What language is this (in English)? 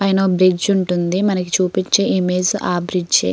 Telugu